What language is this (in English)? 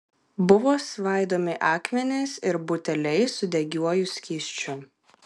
Lithuanian